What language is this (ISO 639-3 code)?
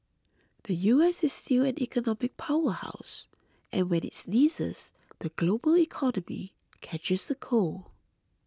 eng